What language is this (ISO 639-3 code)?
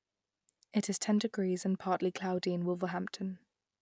eng